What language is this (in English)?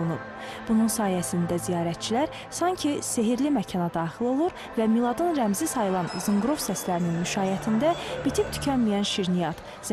Turkish